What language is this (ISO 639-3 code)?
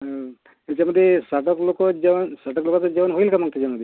mar